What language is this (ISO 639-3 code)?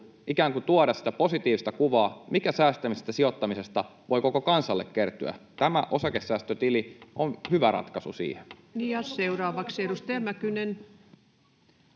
fin